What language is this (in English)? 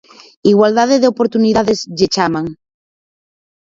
Galician